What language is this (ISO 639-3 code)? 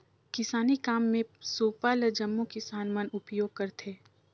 hne